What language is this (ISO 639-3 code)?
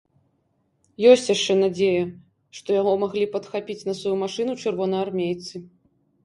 bel